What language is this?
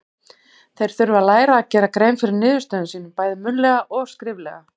Icelandic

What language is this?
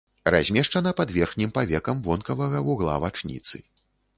Belarusian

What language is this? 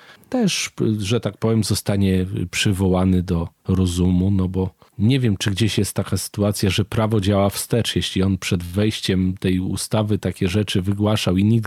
Polish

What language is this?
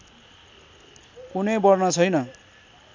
Nepali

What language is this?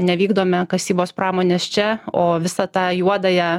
Lithuanian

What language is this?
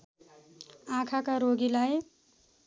Nepali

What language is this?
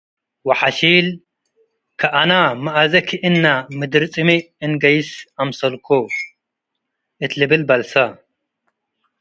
Tigre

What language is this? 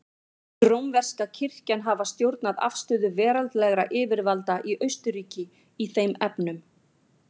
Icelandic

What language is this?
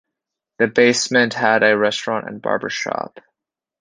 English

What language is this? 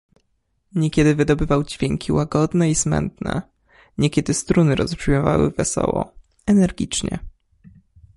Polish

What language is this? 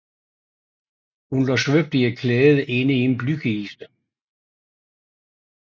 Danish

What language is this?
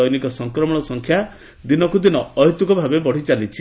Odia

